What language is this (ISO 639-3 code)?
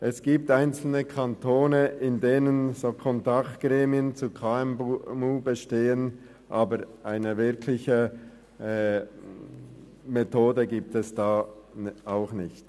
gsw